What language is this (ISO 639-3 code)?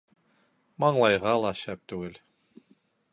bak